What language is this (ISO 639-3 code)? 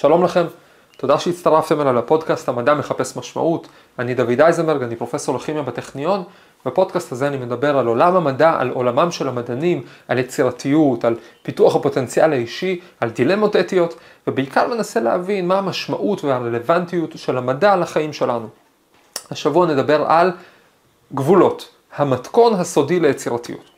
heb